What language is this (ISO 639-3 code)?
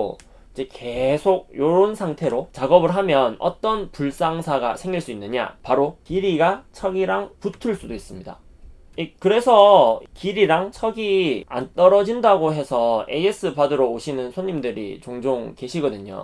kor